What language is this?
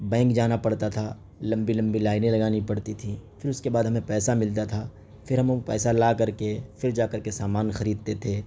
Urdu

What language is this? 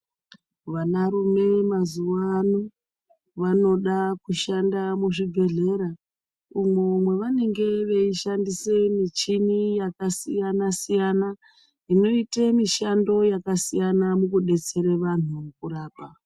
Ndau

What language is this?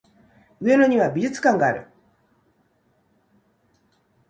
Japanese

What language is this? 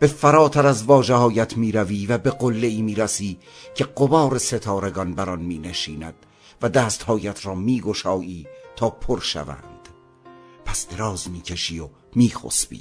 Persian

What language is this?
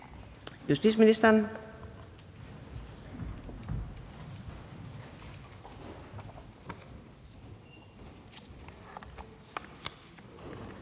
Danish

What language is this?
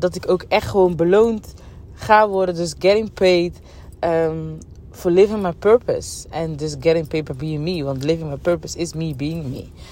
Dutch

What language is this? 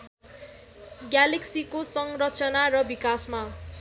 Nepali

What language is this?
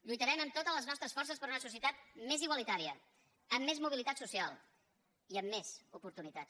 Catalan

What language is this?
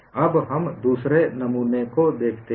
Hindi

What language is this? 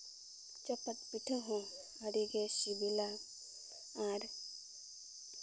Santali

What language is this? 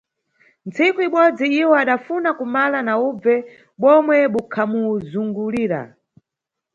Nyungwe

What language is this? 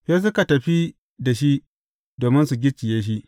Hausa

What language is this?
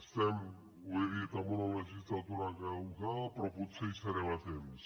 Catalan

